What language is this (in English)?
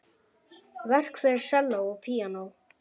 Icelandic